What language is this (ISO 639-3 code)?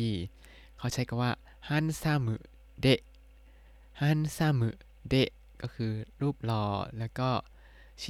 tha